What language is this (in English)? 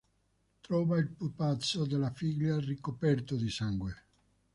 Italian